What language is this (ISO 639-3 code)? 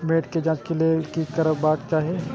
mai